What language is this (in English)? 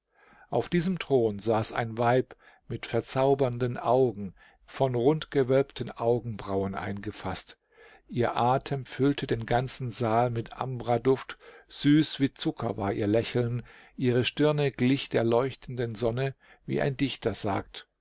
German